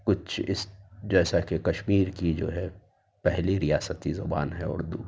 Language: Urdu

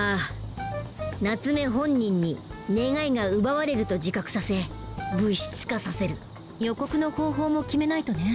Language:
Japanese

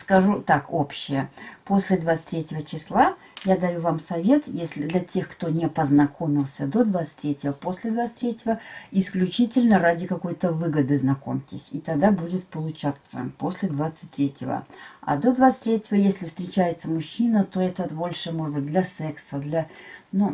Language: Russian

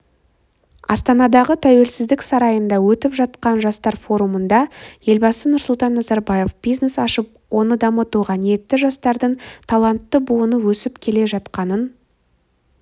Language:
Kazakh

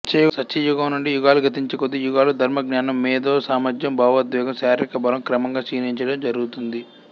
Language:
Telugu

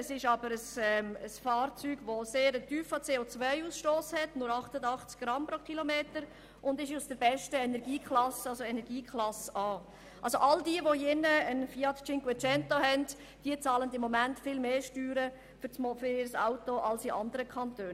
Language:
Swiss German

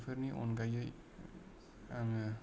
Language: Bodo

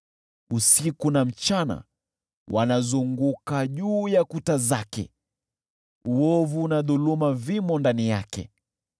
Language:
Swahili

